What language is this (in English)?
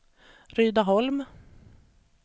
Swedish